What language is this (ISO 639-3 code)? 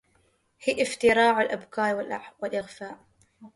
ara